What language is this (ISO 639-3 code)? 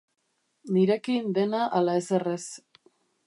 eus